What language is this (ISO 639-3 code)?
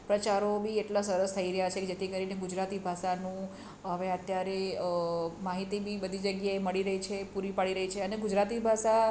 guj